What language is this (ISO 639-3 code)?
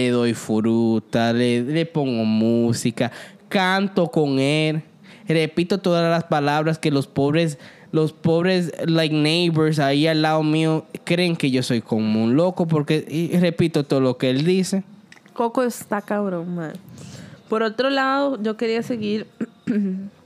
spa